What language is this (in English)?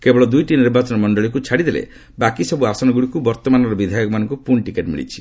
Odia